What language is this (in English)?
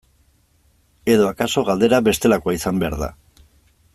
Basque